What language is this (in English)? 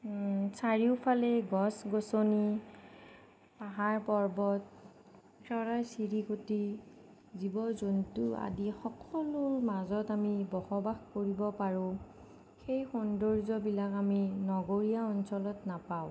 Assamese